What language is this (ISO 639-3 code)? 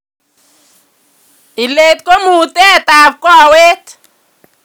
kln